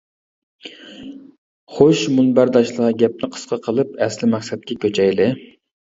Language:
Uyghur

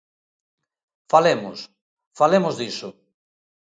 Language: Galician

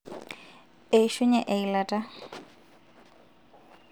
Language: Masai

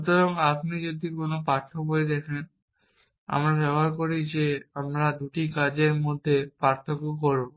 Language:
Bangla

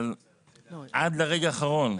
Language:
Hebrew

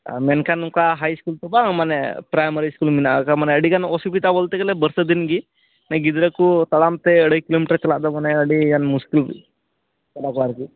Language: Santali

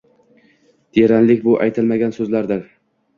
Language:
Uzbek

